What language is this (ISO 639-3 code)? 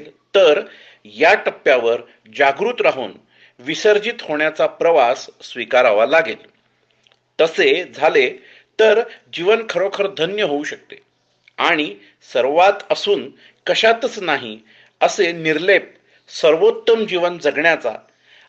mar